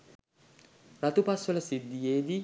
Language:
Sinhala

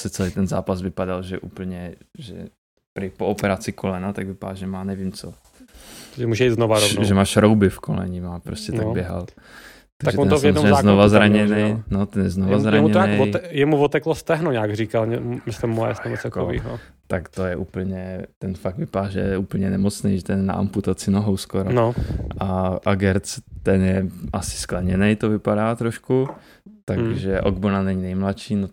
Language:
Czech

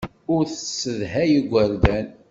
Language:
Kabyle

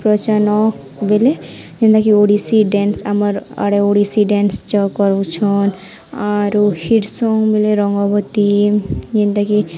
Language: Odia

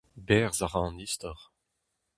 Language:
Breton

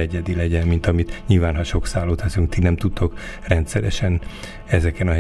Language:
Hungarian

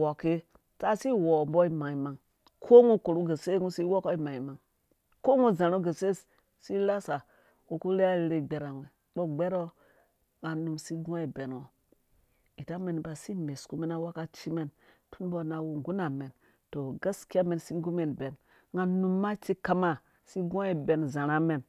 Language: Dũya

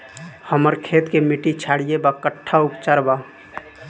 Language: Bhojpuri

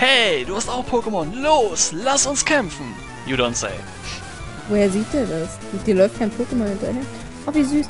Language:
German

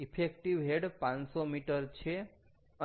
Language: Gujarati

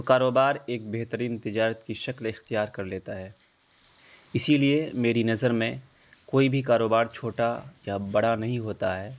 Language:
Urdu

